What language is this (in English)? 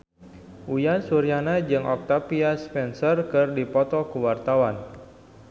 Sundanese